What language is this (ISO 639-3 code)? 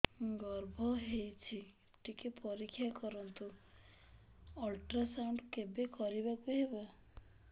ori